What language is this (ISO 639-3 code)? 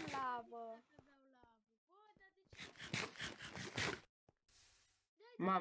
ron